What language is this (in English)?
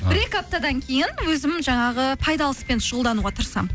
Kazakh